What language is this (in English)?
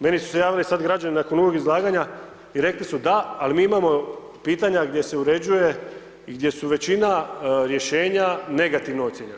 Croatian